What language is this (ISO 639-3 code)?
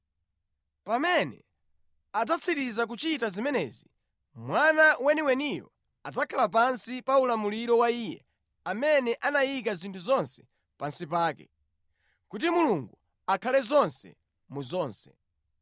nya